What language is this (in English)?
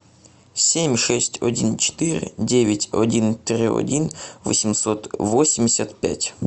Russian